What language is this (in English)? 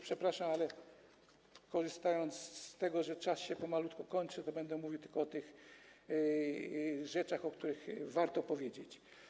Polish